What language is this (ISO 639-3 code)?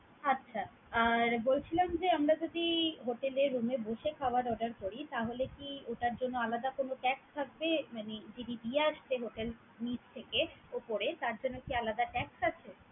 ben